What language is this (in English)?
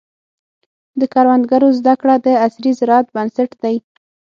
Pashto